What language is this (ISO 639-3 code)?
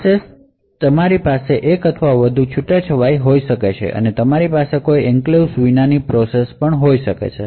guj